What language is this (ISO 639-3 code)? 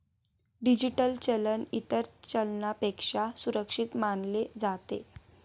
mar